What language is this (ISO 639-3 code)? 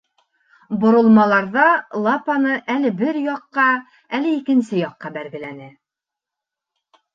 bak